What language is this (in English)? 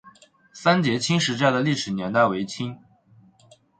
Chinese